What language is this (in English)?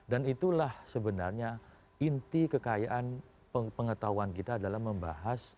Indonesian